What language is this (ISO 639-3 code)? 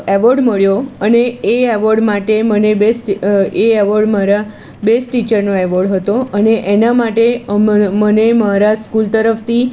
guj